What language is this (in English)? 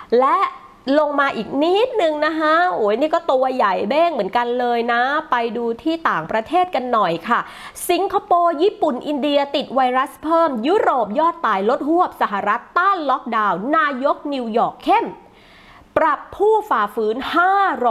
Thai